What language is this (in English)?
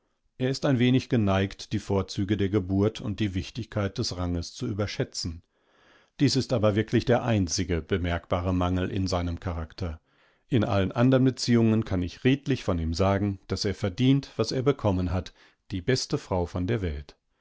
German